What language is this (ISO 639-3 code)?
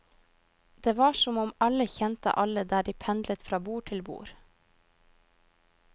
nor